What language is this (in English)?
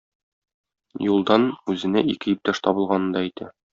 Tatar